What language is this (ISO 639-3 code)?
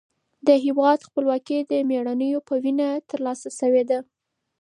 pus